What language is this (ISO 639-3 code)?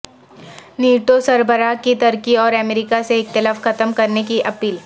urd